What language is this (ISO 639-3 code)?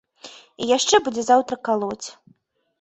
bel